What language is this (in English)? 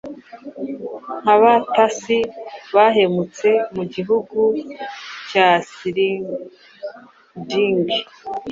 Kinyarwanda